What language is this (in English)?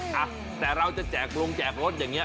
Thai